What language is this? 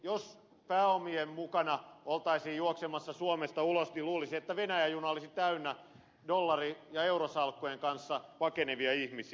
Finnish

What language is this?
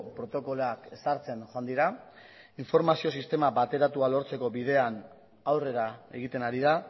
Basque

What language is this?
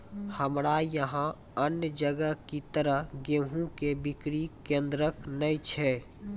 Maithili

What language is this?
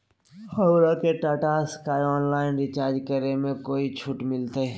Magahi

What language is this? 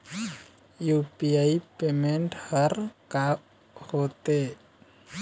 Chhattisgarhi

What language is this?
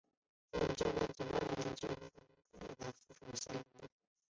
Chinese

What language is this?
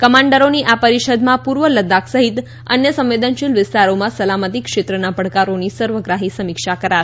Gujarati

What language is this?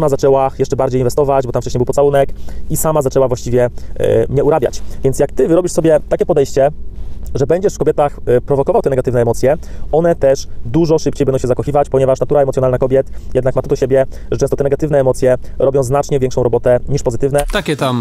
Polish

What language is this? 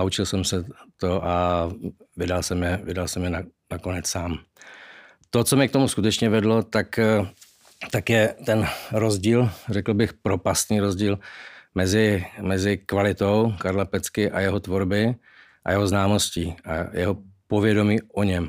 Czech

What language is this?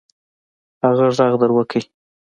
Pashto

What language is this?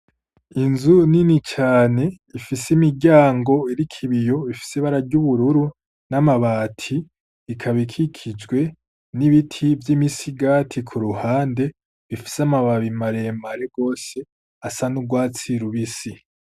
Rundi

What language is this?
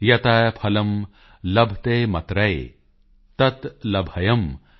Punjabi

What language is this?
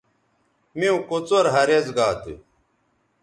Bateri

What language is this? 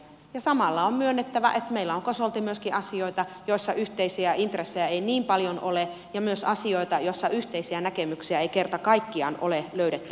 Finnish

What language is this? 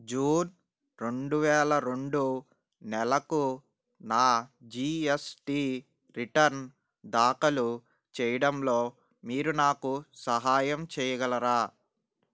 Telugu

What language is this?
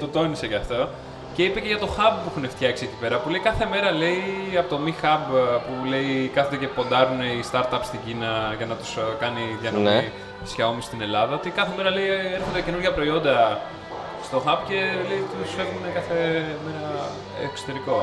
Greek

